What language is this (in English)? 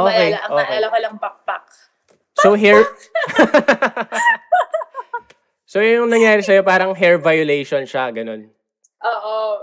Filipino